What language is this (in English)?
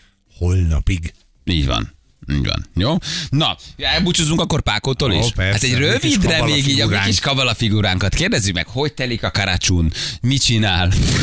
Hungarian